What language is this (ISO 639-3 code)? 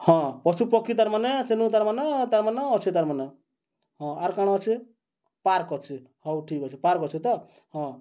ori